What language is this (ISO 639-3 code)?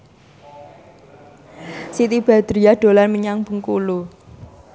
jav